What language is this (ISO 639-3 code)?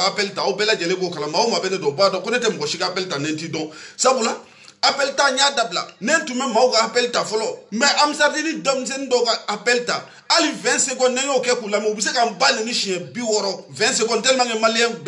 fra